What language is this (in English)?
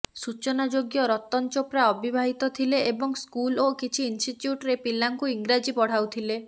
Odia